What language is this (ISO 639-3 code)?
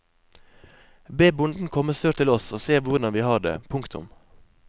nor